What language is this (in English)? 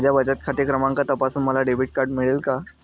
Marathi